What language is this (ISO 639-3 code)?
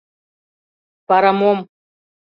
chm